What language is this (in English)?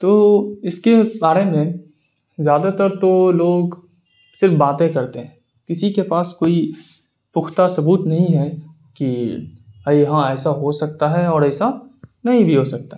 Urdu